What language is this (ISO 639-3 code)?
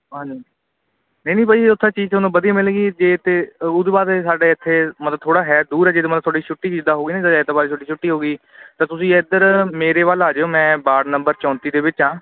pan